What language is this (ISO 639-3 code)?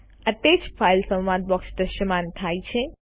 guj